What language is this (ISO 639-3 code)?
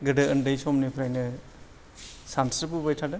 brx